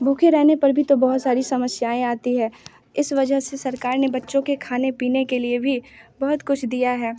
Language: Hindi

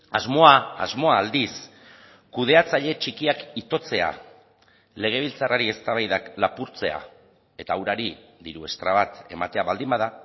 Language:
Basque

